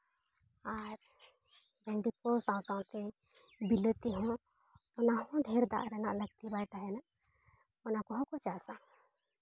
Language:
Santali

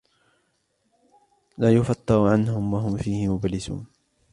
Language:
Arabic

